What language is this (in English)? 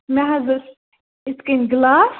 Kashmiri